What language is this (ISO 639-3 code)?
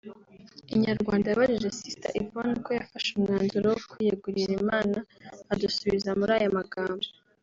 kin